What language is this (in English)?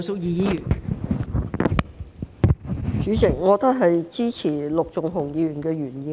Cantonese